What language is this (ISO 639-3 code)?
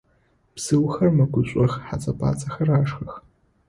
ady